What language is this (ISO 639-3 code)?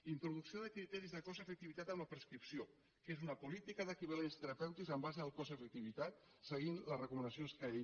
cat